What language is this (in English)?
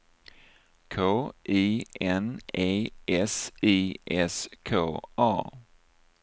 Swedish